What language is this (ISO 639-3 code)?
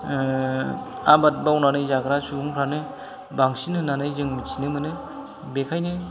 brx